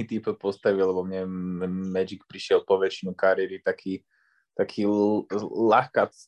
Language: Slovak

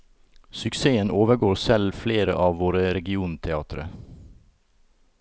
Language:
Norwegian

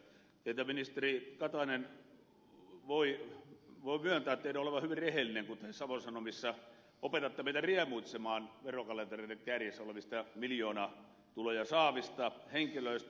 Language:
Finnish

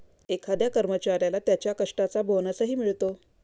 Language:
Marathi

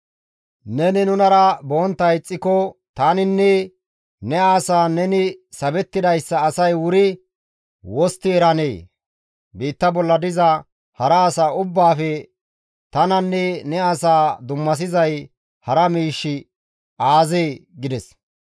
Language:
Gamo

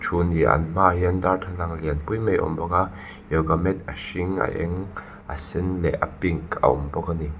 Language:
Mizo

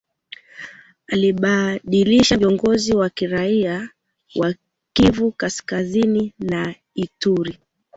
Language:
Swahili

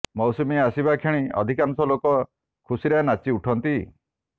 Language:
Odia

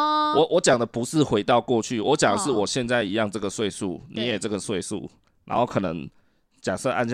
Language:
Chinese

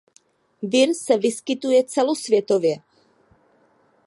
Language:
Czech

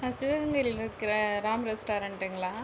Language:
Tamil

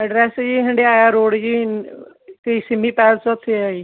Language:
Punjabi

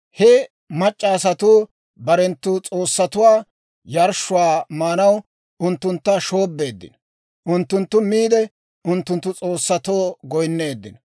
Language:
Dawro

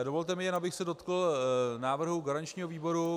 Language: Czech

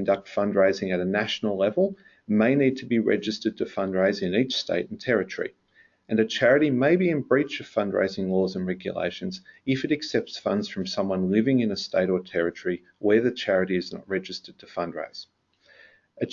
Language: English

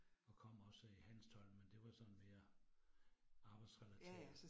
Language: Danish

